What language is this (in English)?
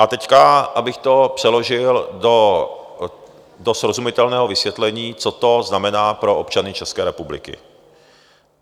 Czech